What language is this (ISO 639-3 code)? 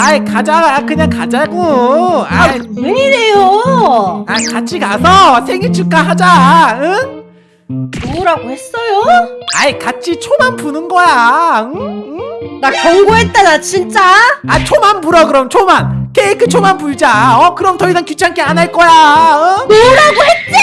kor